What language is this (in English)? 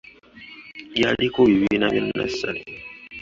Ganda